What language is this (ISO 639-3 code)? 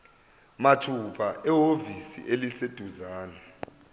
zul